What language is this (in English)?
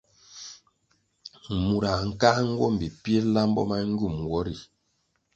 Kwasio